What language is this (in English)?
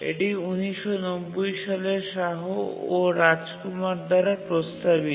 Bangla